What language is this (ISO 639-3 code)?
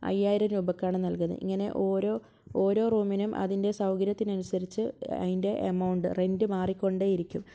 mal